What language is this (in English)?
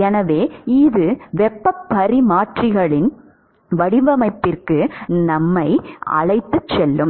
Tamil